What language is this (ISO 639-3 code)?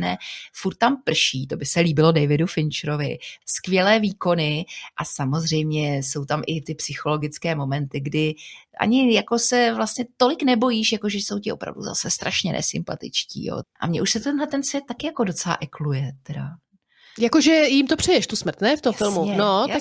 ces